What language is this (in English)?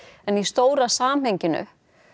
Icelandic